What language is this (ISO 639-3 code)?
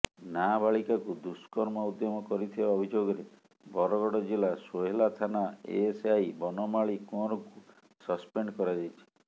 ori